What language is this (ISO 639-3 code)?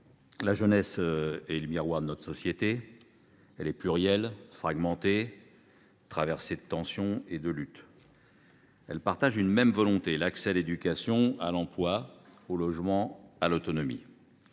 fra